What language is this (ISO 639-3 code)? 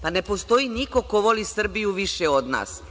srp